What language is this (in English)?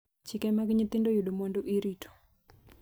Luo (Kenya and Tanzania)